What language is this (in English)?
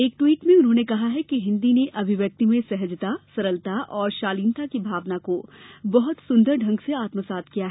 Hindi